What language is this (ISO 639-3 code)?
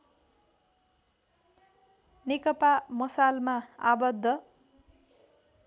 nep